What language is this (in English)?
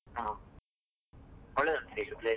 Kannada